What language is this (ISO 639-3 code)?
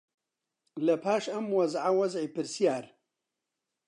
ckb